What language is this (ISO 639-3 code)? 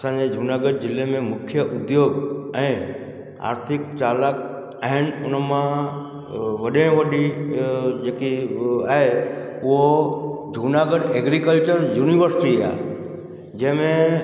snd